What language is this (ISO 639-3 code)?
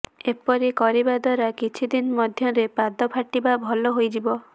ori